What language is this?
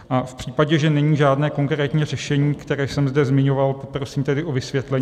Czech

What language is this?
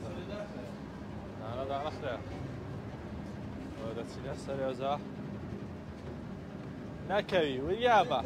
Arabic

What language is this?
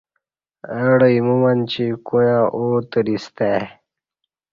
Kati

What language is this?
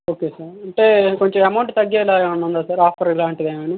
Telugu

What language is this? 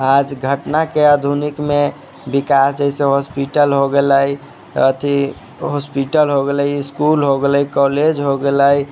Maithili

